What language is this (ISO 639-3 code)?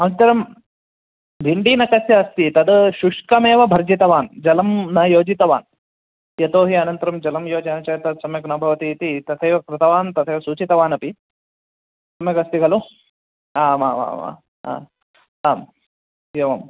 san